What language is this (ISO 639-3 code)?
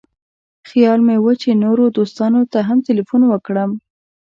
pus